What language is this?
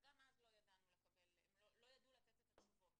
Hebrew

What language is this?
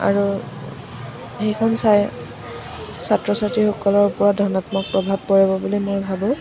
Assamese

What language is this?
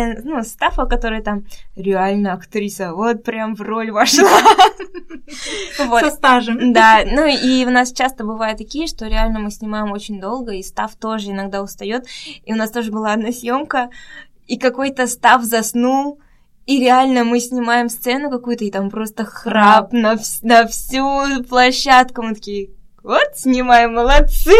Russian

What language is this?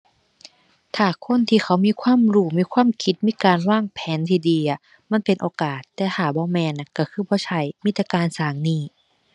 Thai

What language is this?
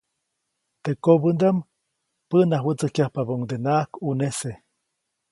Copainalá Zoque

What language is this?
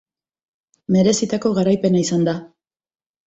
Basque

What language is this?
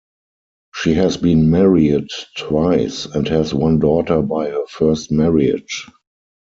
English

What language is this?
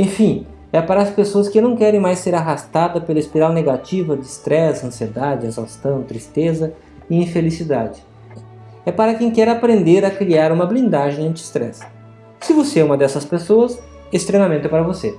Portuguese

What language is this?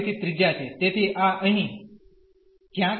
Gujarati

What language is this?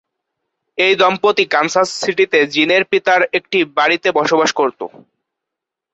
Bangla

